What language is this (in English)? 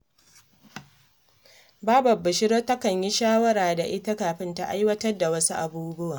Hausa